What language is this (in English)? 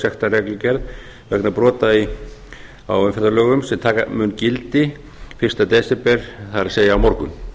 Icelandic